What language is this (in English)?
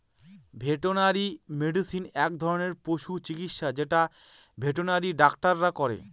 Bangla